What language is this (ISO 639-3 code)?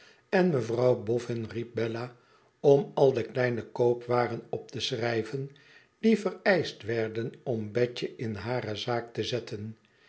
nld